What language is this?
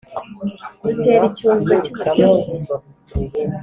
Kinyarwanda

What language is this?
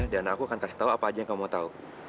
Indonesian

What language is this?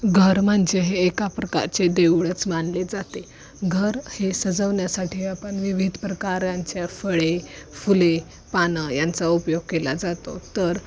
Marathi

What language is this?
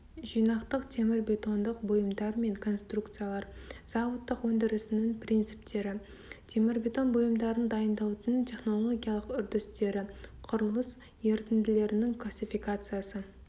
Kazakh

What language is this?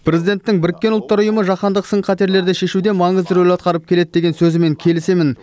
Kazakh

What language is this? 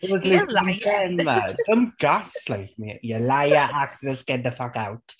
English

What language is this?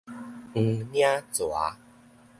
Min Nan Chinese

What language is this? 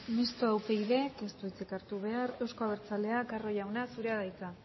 Basque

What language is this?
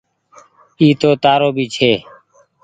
Goaria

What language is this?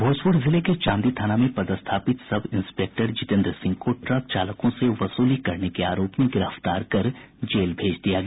Hindi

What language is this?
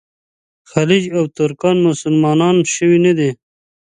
Pashto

